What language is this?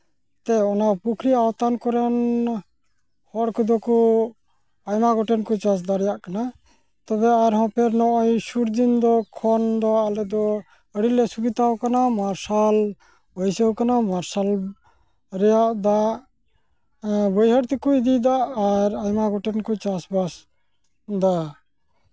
Santali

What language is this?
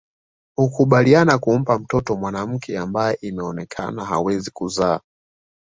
Swahili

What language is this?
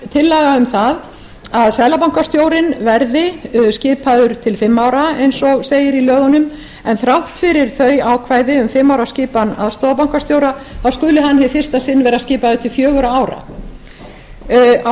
Icelandic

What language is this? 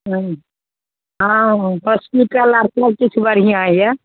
Maithili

